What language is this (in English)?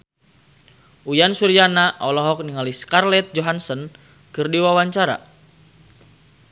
Sundanese